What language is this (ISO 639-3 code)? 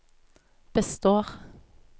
nor